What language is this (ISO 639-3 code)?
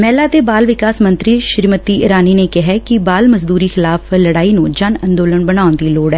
pan